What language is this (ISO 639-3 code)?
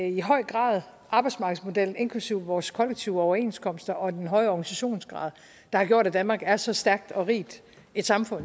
dan